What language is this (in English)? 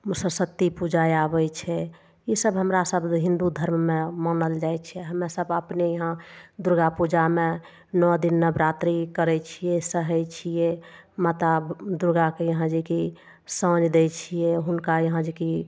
Maithili